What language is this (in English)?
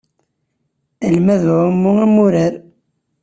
Kabyle